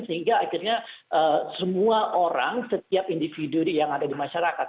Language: Indonesian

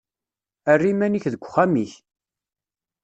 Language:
Kabyle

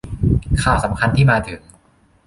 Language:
Thai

